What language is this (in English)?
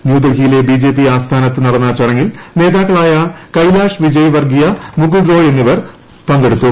Malayalam